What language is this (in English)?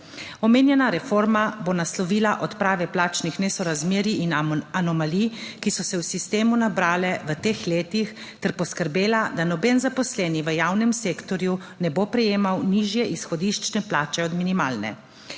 Slovenian